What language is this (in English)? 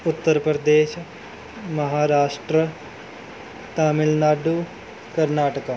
Punjabi